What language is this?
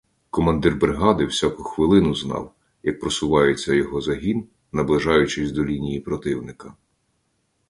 Ukrainian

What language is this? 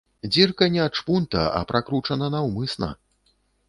Belarusian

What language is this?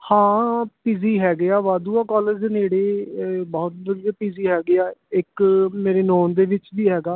Punjabi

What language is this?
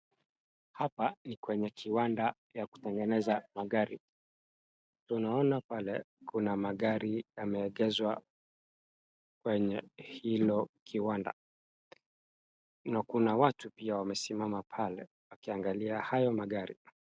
Swahili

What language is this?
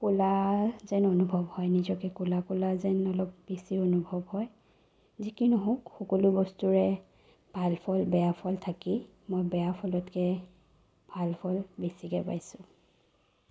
Assamese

